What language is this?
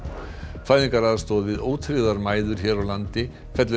Icelandic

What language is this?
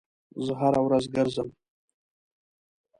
Pashto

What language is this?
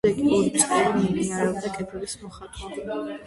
Georgian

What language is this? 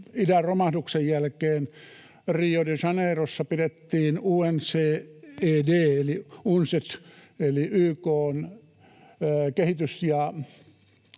Finnish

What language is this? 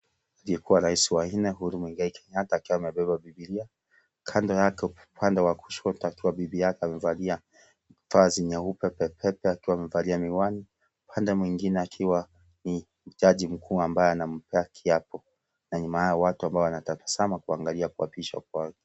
Swahili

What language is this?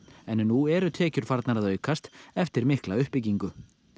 Icelandic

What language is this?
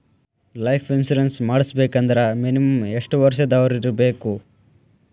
Kannada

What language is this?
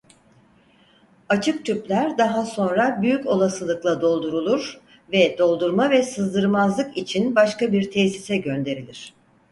Turkish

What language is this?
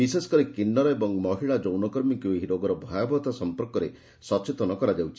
Odia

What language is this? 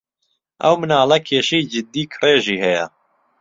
Central Kurdish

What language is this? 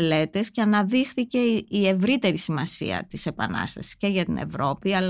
Greek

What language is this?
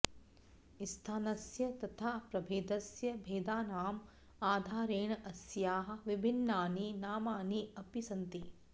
Sanskrit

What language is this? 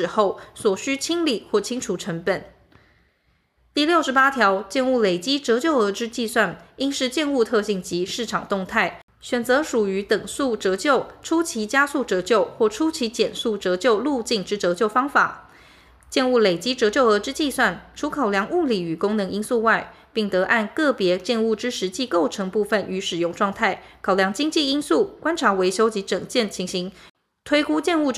Chinese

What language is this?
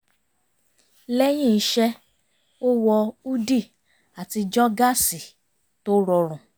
Yoruba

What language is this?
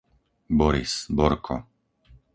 Slovak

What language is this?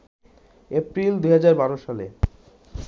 Bangla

